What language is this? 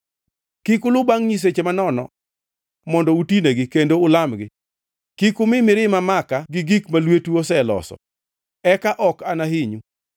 Luo (Kenya and Tanzania)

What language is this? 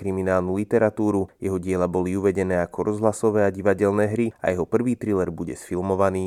Slovak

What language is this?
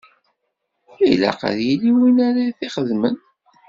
Kabyle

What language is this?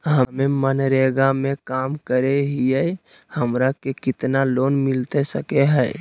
Magahi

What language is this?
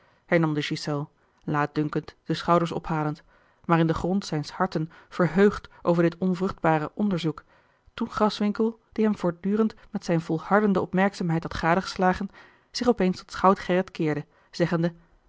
Dutch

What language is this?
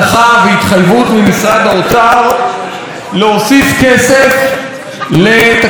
Hebrew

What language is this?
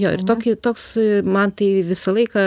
Lithuanian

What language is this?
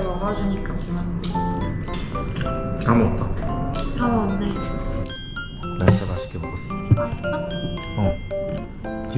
Korean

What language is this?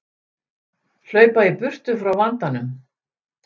Icelandic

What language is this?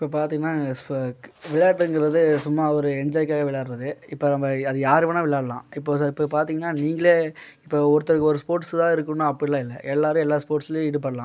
Tamil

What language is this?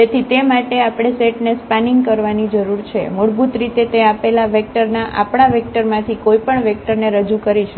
Gujarati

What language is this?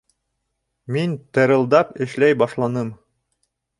Bashkir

